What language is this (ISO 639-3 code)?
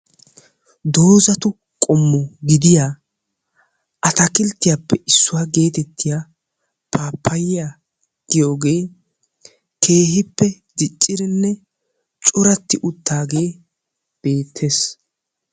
wal